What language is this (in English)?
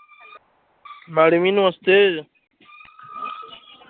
Dogri